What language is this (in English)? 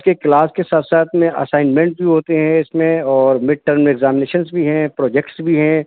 Urdu